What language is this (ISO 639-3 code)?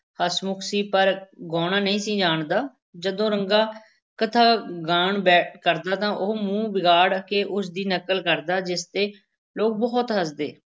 pan